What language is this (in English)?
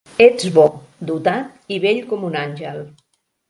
Catalan